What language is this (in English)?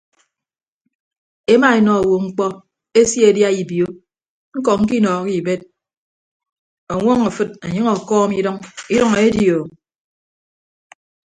Ibibio